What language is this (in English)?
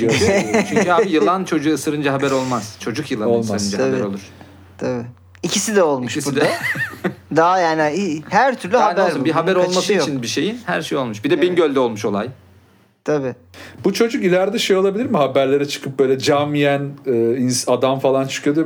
Turkish